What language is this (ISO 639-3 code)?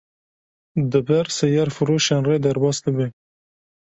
kur